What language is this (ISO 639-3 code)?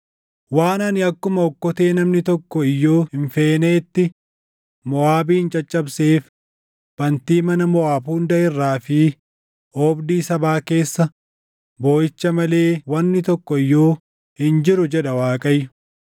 orm